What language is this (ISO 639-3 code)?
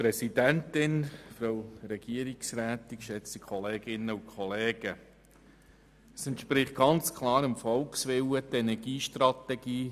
gsw